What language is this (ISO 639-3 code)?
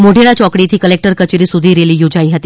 guj